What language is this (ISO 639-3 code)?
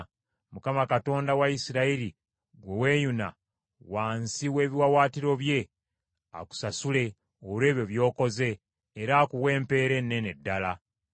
lug